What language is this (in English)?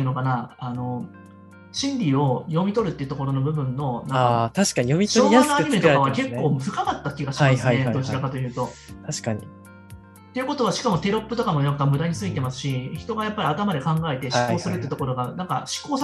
Japanese